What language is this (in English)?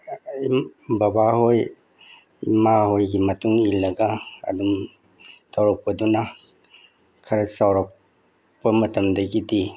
Manipuri